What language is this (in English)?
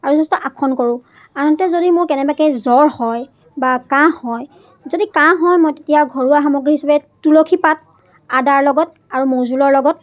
Assamese